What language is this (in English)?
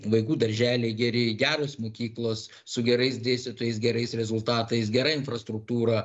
Lithuanian